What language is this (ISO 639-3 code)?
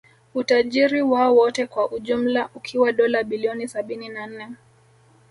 swa